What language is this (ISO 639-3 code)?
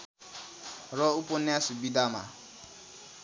nep